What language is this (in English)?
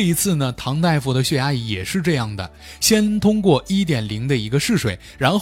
Chinese